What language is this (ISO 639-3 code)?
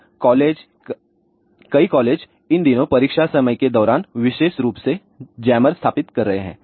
hin